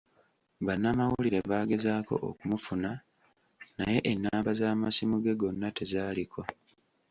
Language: Ganda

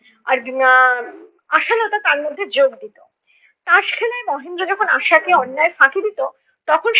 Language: Bangla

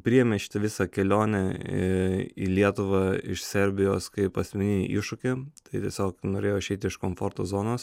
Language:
Lithuanian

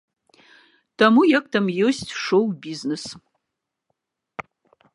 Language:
Belarusian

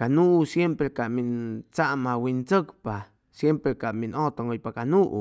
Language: Chimalapa Zoque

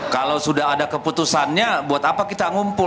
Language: Indonesian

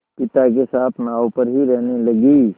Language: Hindi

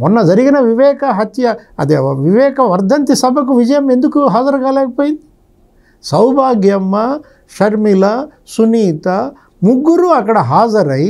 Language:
Telugu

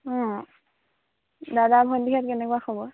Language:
Assamese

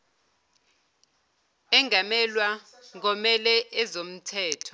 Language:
Zulu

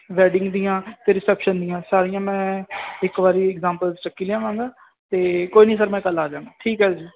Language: Punjabi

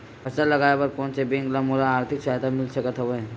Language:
Chhattisgarhi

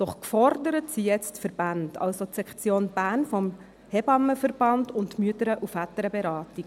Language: Swiss German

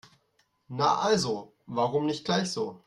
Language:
German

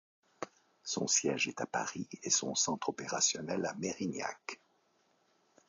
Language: French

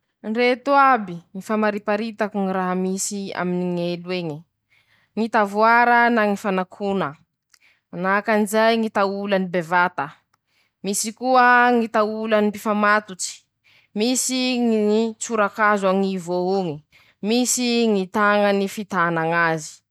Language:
Masikoro Malagasy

